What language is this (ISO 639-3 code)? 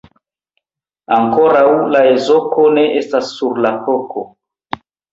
epo